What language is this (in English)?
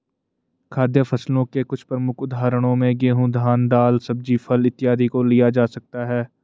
Hindi